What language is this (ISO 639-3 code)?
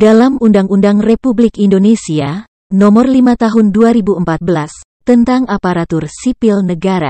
ind